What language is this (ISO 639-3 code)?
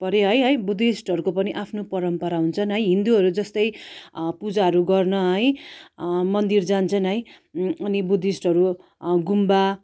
nep